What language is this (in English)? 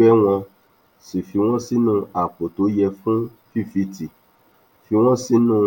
Yoruba